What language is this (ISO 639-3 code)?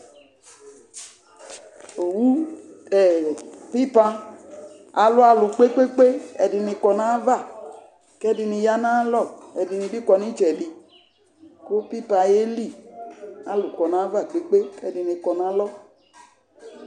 kpo